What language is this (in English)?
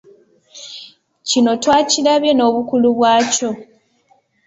Ganda